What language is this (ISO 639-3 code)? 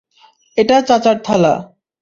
ben